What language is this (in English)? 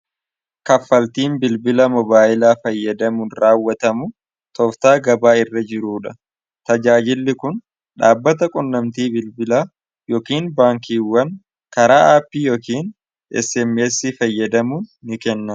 Oromo